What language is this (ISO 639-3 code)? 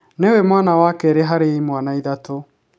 kik